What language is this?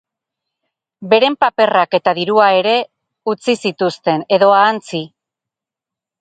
Basque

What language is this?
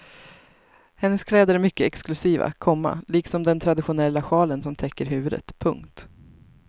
Swedish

